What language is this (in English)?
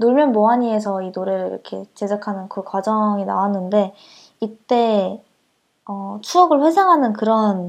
Korean